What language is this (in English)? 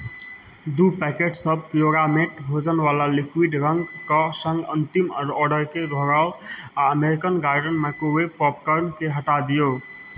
Maithili